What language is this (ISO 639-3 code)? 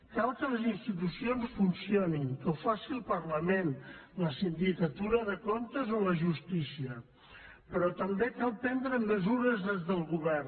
cat